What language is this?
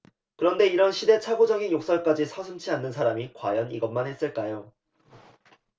Korean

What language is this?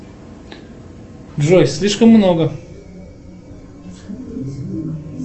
Russian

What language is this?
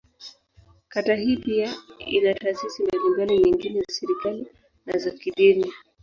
Swahili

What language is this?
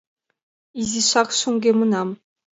Mari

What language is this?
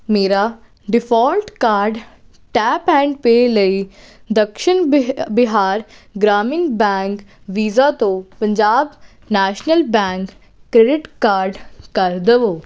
Punjabi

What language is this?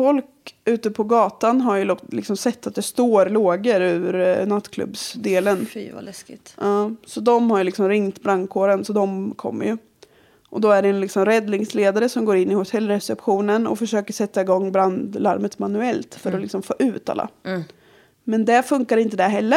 Swedish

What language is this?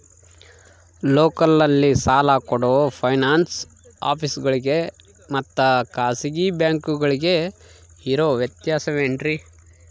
Kannada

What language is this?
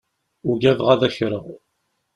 Kabyle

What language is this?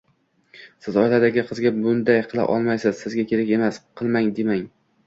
Uzbek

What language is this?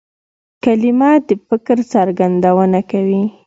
Pashto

